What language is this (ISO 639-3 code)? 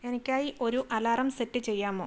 mal